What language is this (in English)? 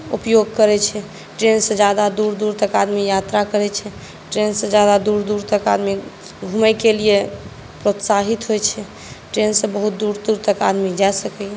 Maithili